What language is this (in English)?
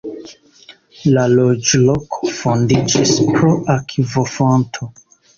Esperanto